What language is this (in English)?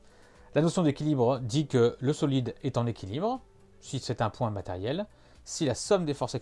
French